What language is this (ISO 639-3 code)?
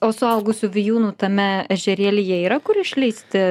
lit